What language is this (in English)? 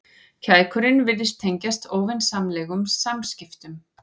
Icelandic